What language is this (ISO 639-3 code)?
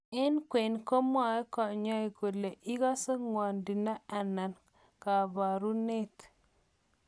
kln